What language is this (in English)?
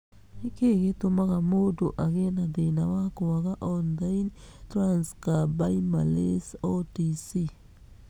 Kikuyu